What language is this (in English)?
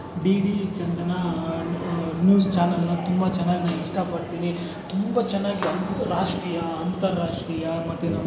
Kannada